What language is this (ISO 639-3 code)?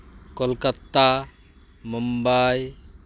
sat